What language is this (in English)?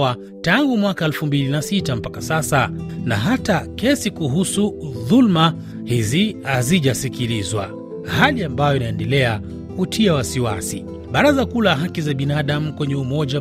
Swahili